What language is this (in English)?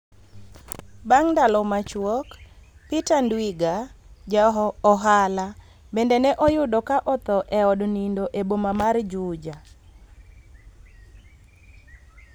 Luo (Kenya and Tanzania)